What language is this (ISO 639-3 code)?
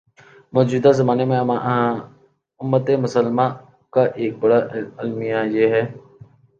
urd